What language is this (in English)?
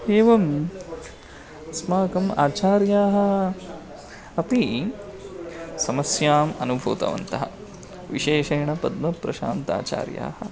Sanskrit